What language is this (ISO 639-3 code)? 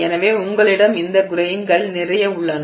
tam